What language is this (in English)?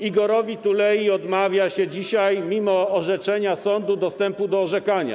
Polish